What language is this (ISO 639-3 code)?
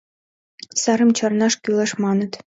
chm